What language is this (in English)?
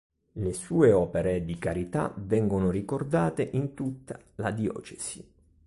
Italian